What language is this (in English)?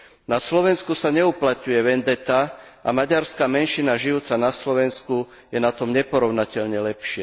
Slovak